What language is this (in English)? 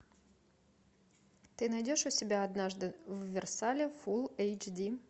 Russian